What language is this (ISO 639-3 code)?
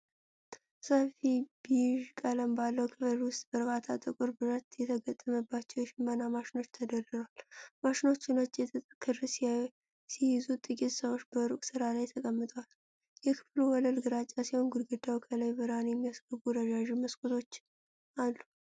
amh